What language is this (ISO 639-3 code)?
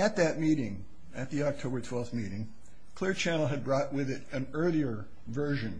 eng